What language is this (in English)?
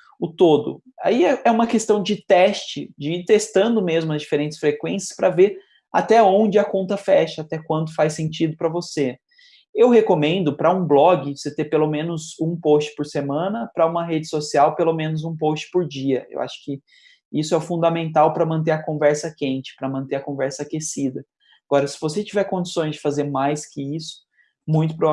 Portuguese